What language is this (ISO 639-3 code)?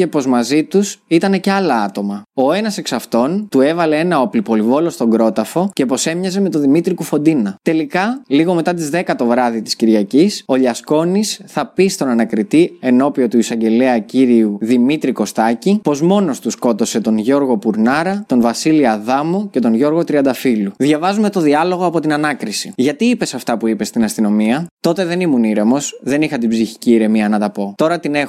ell